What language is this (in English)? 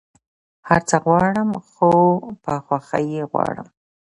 Pashto